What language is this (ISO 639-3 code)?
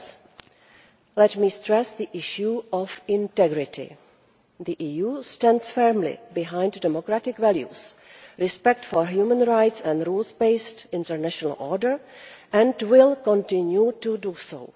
eng